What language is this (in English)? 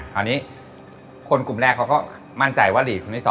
Thai